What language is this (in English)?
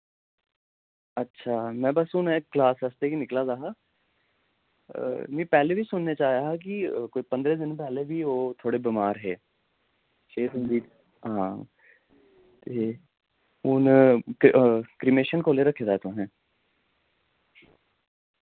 Dogri